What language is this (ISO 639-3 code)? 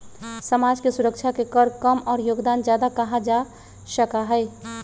mag